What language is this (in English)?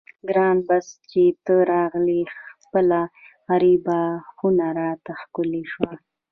Pashto